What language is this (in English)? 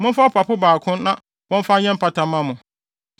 Akan